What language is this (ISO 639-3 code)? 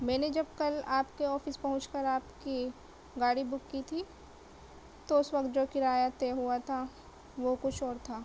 urd